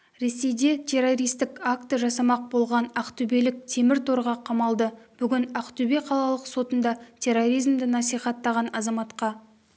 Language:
Kazakh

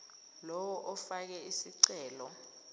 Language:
Zulu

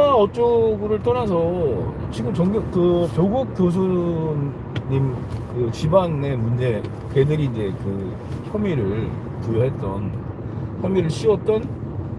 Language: Korean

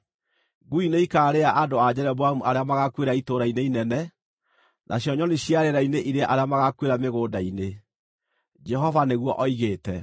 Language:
Kikuyu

